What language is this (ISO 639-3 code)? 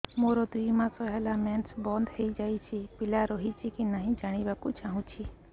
ori